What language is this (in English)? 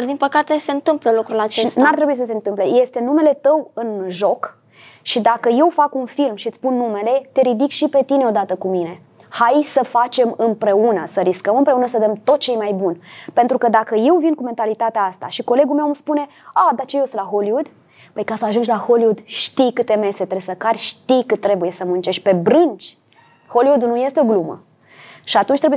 Romanian